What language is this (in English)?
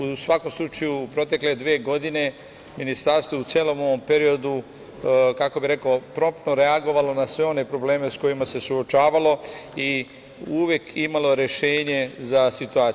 Serbian